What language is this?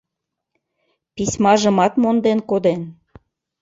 Mari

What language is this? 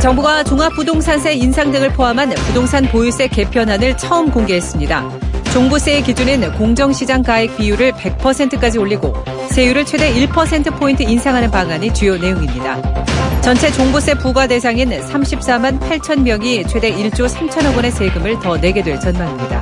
Korean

